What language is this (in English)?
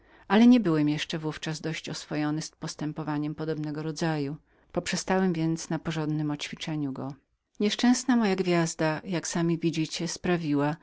Polish